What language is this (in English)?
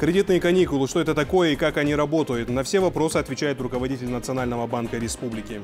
Russian